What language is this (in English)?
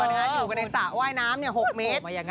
Thai